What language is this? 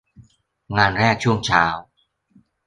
Thai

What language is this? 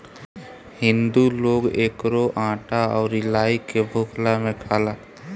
Bhojpuri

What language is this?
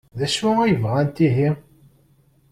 Kabyle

